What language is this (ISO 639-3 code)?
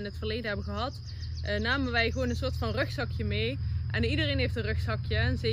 nld